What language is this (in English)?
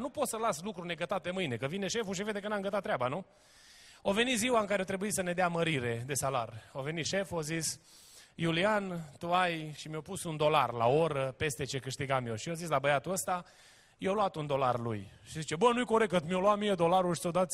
Romanian